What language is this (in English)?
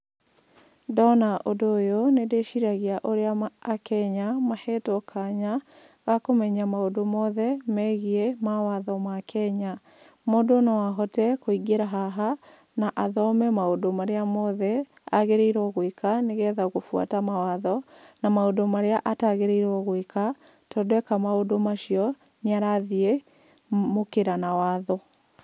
Kikuyu